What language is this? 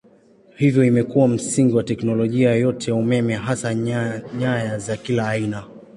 Swahili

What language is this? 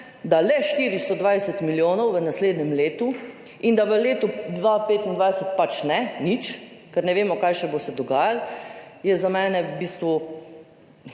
Slovenian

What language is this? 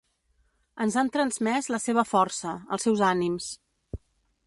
Catalan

